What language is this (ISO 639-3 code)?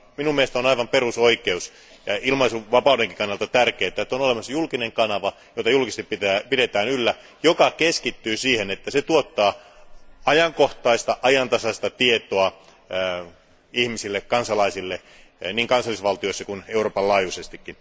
fin